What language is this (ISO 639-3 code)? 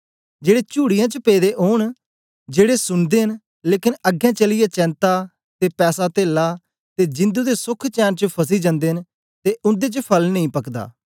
doi